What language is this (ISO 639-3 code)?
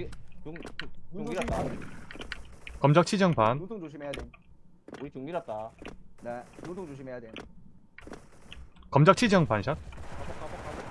kor